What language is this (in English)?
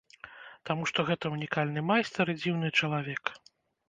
Belarusian